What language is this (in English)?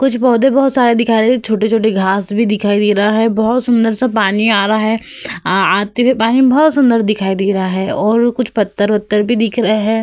Hindi